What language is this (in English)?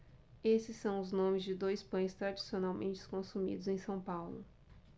Portuguese